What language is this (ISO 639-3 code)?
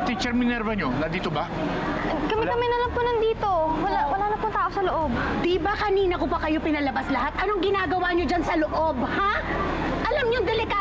fil